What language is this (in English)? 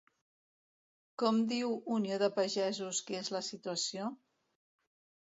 Catalan